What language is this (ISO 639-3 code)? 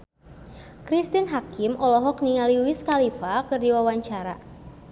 sun